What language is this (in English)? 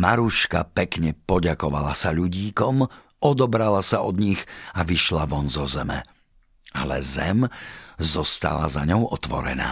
Slovak